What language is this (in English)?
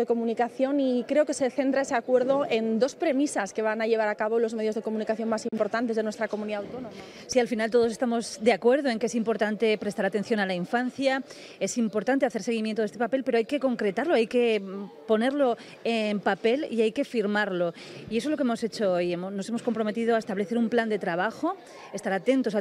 Spanish